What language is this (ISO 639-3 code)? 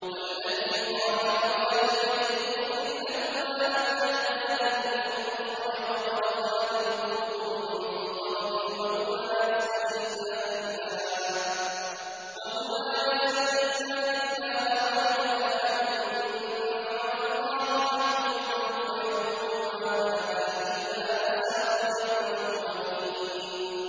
ara